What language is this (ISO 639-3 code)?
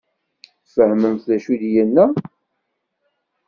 kab